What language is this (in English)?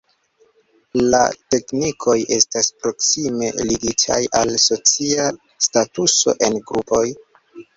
Esperanto